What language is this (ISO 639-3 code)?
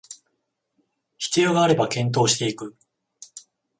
jpn